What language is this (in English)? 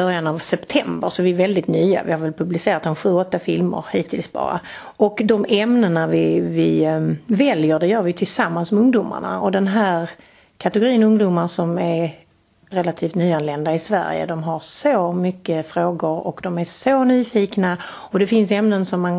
Swedish